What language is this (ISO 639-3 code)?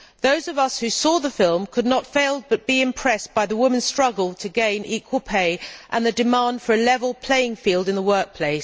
eng